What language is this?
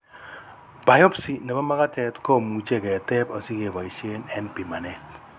Kalenjin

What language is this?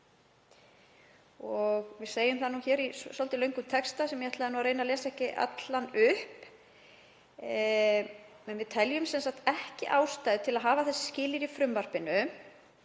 Icelandic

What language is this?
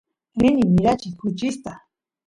Santiago del Estero Quichua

